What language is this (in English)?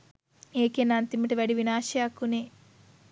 Sinhala